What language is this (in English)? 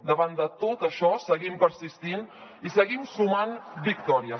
Catalan